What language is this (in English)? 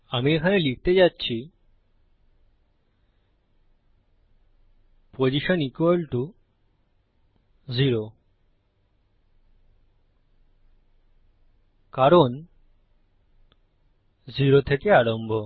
Bangla